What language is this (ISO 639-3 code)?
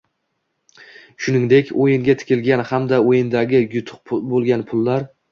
uzb